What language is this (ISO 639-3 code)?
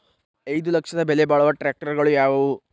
kan